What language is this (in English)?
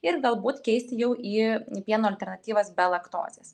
Lithuanian